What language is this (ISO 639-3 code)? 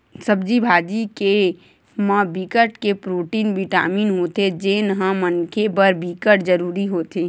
hne